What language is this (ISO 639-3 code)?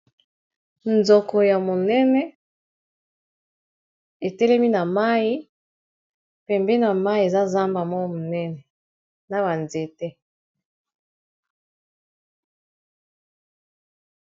lin